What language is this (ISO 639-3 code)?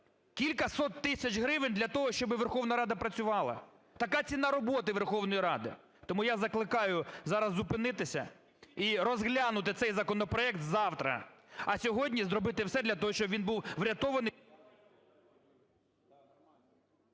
ukr